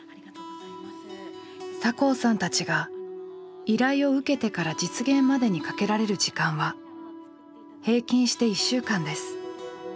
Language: Japanese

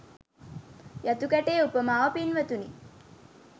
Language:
Sinhala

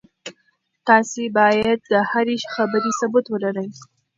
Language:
Pashto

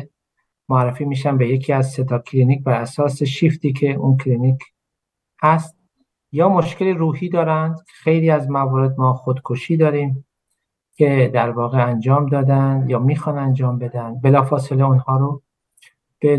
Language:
Persian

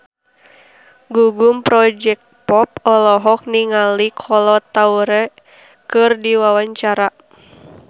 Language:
Sundanese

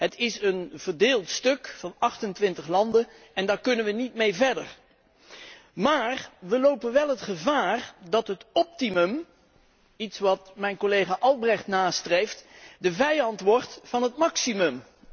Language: Dutch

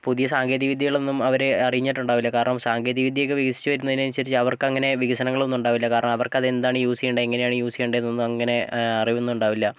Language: Malayalam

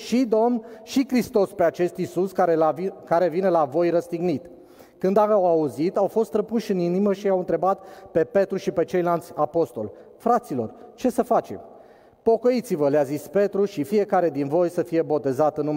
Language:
Romanian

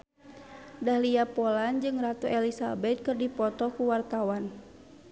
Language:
Sundanese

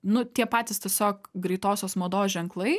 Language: Lithuanian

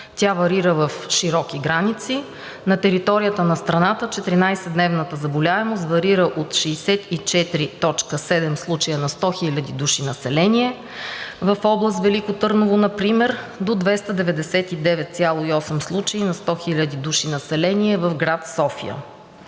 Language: Bulgarian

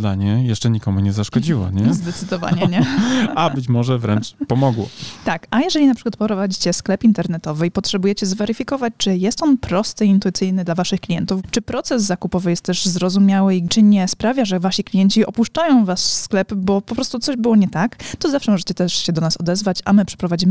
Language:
Polish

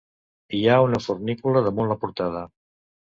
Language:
Catalan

